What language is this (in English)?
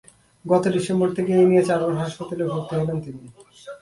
Bangla